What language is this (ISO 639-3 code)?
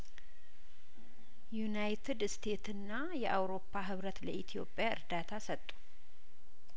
amh